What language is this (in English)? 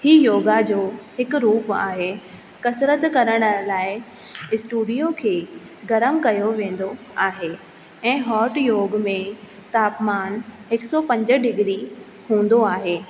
Sindhi